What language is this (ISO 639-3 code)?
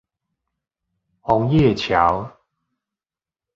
zho